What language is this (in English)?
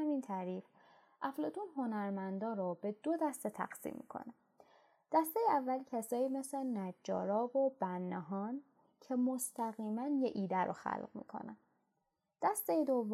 Persian